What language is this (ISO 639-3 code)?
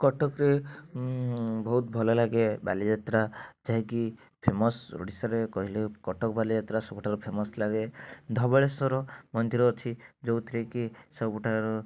ori